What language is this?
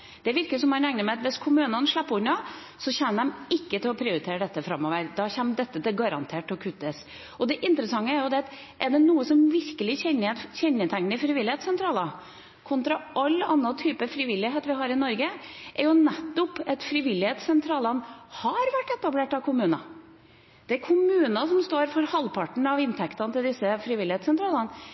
Norwegian Bokmål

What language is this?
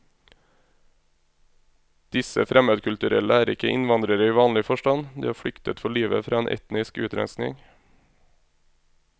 Norwegian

